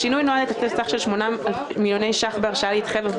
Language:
Hebrew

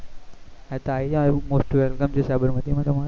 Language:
Gujarati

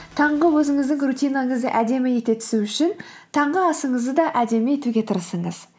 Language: Kazakh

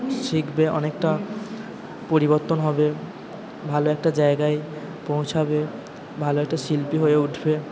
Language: Bangla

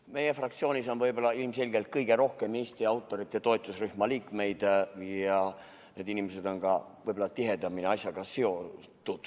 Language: Estonian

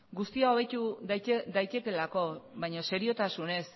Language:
Basque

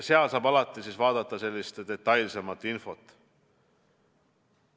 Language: Estonian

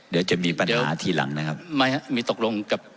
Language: Thai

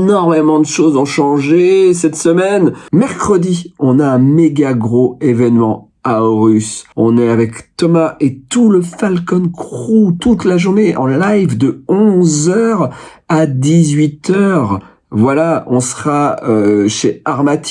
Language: French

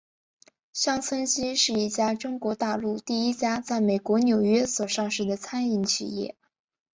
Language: Chinese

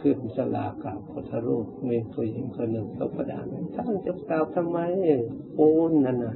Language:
Thai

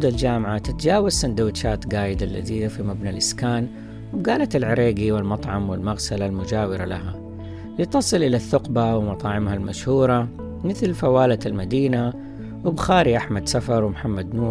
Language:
Arabic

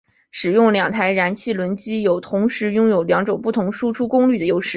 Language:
Chinese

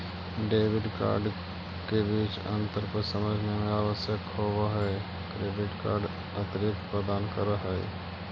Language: Magahi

